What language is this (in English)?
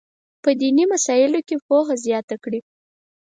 Pashto